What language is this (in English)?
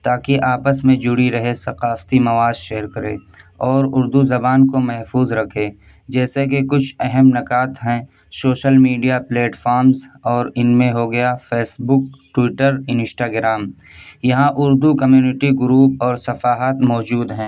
Urdu